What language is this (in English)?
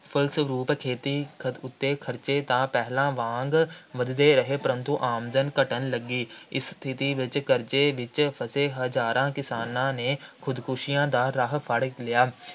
Punjabi